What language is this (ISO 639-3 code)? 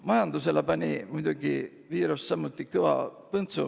est